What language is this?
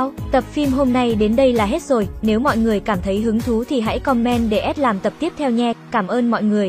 Vietnamese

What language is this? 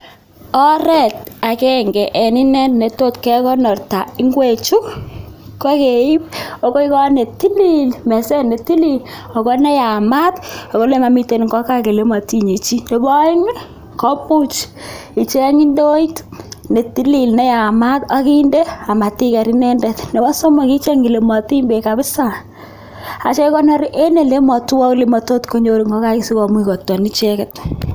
Kalenjin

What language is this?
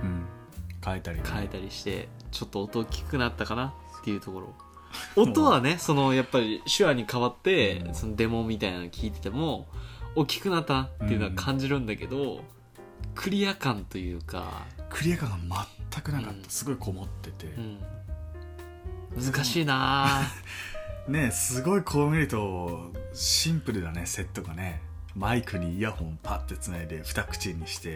Japanese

